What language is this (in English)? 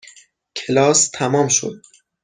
Persian